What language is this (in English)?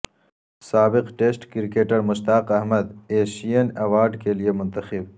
Urdu